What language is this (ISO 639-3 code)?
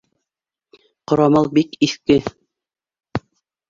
bak